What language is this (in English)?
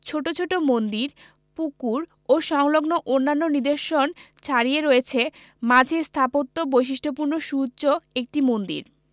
Bangla